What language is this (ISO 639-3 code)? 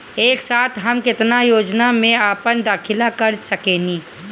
bho